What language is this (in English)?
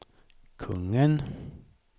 Swedish